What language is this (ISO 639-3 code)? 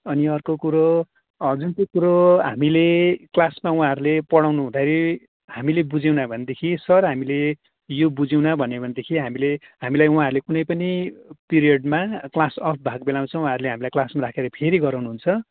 nep